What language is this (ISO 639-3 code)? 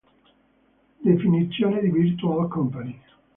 ita